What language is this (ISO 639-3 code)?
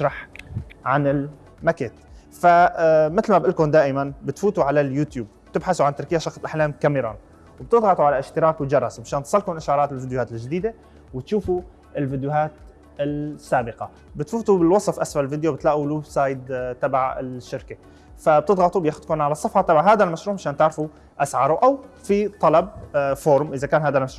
ara